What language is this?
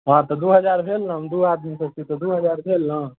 Maithili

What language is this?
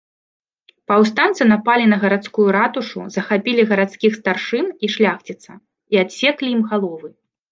Belarusian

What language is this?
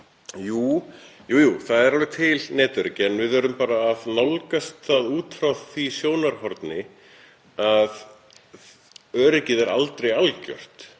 Icelandic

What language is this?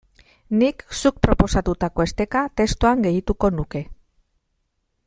Basque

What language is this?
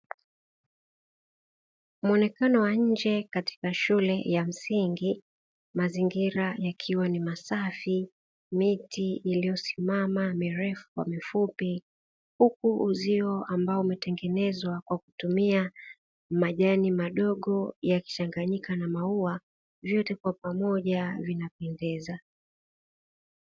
Swahili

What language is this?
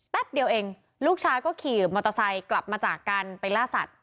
Thai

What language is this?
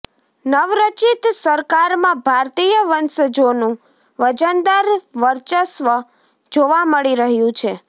Gujarati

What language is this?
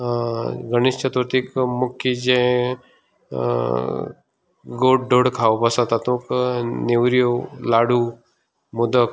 Konkani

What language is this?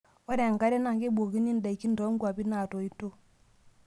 Masai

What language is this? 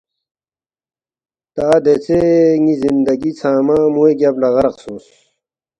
Balti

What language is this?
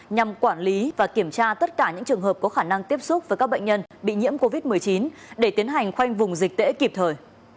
Vietnamese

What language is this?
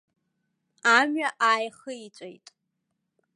Abkhazian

